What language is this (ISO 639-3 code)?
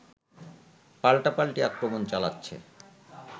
ben